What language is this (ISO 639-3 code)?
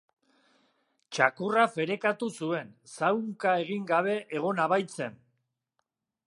eus